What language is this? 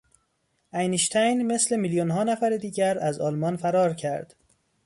Persian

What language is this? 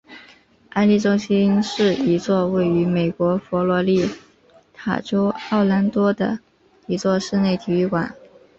Chinese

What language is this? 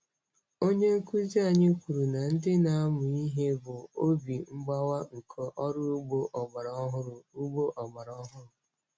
Igbo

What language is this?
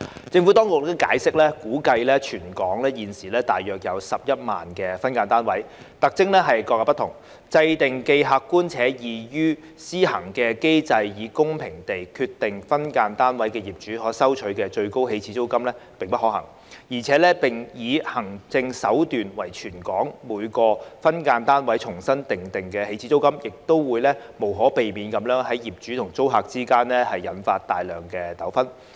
Cantonese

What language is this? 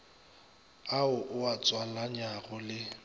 Northern Sotho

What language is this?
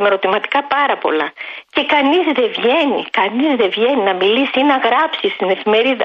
Greek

